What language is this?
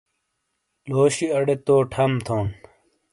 Shina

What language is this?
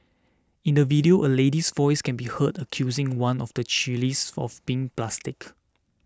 English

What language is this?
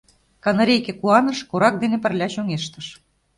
Mari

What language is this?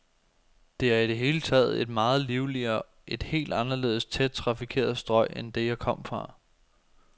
Danish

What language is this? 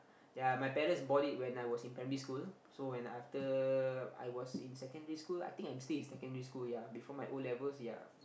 English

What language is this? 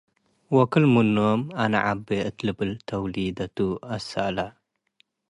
Tigre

